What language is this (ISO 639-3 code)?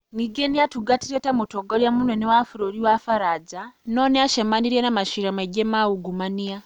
kik